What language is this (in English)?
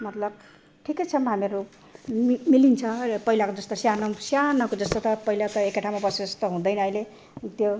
Nepali